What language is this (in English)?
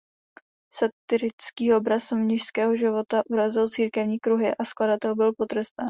Czech